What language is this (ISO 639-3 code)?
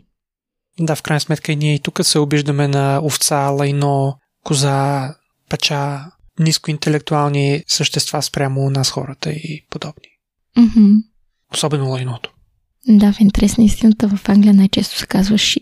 bul